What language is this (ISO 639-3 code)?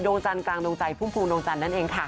tha